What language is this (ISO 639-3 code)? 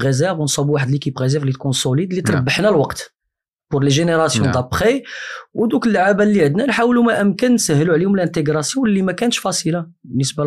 ara